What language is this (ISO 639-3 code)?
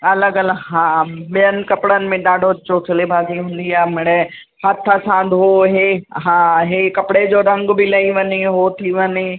snd